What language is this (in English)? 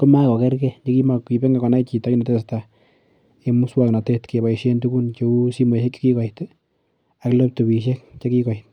Kalenjin